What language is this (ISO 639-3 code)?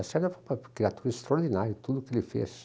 por